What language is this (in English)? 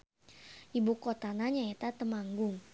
Sundanese